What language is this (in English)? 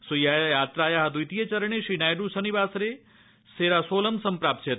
Sanskrit